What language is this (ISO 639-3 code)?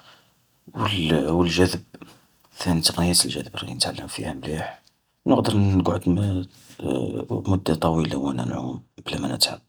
arq